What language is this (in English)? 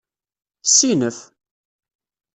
Kabyle